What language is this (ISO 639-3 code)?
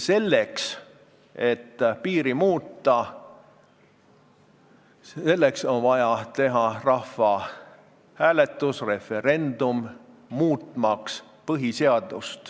est